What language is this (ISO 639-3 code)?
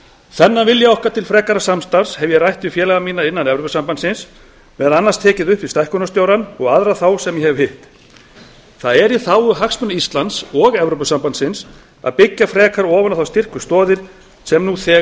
isl